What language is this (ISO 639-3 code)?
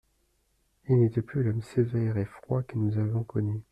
fra